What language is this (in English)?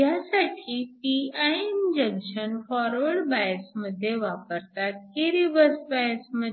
Marathi